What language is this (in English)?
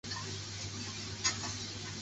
Chinese